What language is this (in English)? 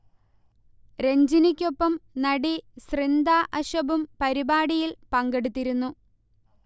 Malayalam